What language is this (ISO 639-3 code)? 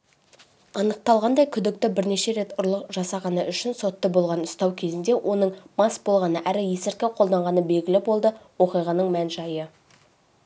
kaz